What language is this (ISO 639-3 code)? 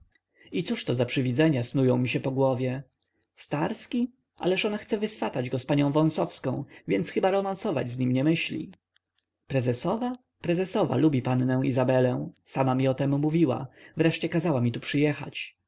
pol